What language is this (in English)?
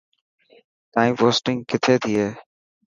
Dhatki